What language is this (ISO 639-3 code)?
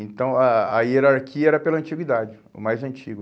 por